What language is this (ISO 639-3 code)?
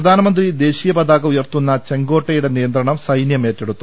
mal